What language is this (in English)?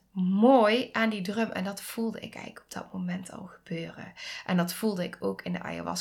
Dutch